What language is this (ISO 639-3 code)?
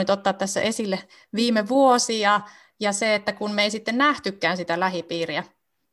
fin